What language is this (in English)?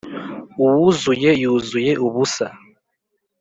Kinyarwanda